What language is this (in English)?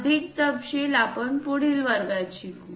Marathi